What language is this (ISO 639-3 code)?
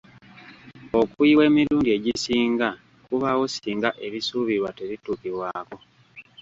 lug